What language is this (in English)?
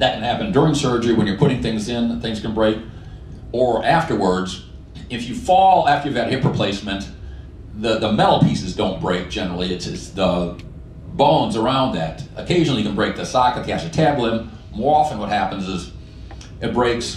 English